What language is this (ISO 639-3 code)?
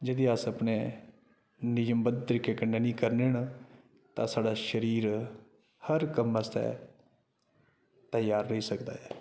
doi